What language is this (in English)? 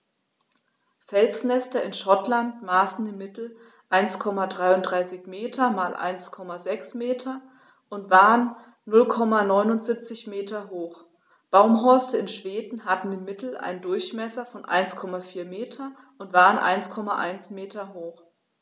German